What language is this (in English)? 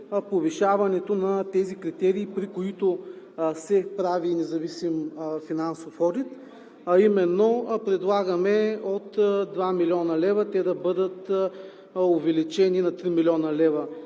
Bulgarian